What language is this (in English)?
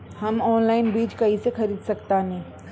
Bhojpuri